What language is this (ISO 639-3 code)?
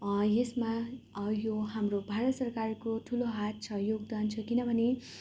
nep